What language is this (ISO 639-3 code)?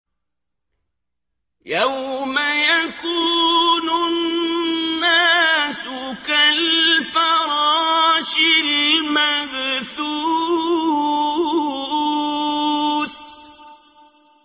ara